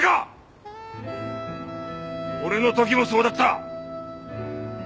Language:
Japanese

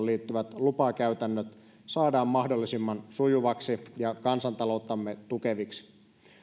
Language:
Finnish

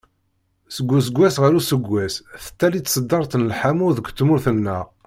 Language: Kabyle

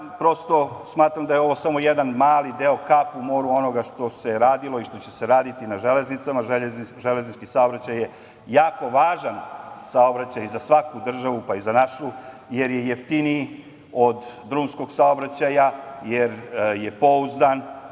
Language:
Serbian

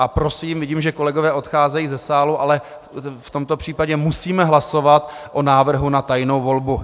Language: Czech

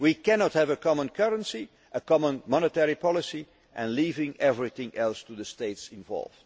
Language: English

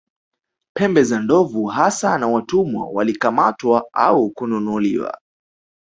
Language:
Swahili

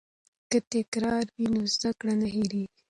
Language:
Pashto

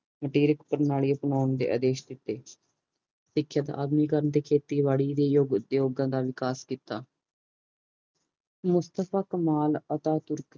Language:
Punjabi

